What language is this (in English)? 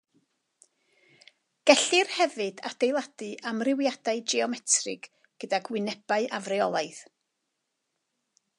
Welsh